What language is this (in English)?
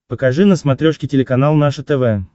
Russian